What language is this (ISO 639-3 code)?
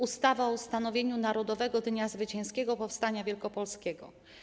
pol